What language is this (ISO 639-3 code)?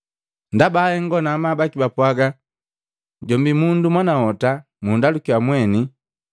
mgv